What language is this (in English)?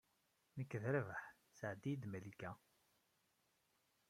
Kabyle